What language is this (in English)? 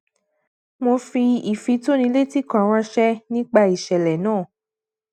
Yoruba